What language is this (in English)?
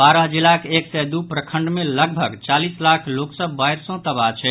Maithili